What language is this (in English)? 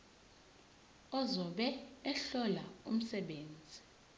Zulu